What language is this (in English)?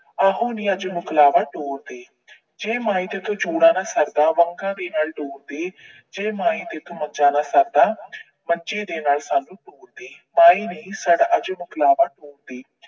Punjabi